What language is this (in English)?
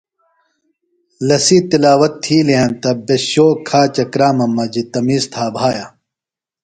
Phalura